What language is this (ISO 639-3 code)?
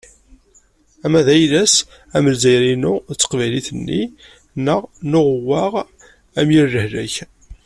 kab